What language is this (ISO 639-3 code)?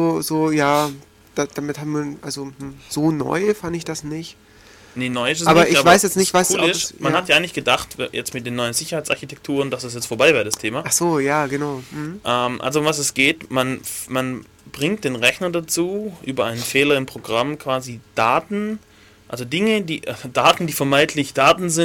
deu